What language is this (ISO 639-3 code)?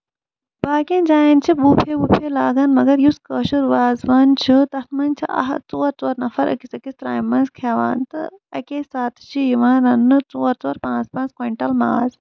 kas